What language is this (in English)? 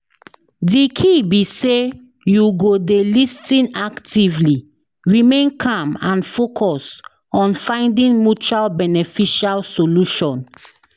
Nigerian Pidgin